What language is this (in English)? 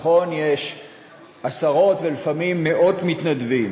Hebrew